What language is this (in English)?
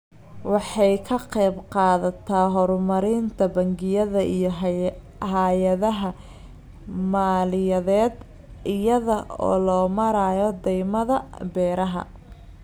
Somali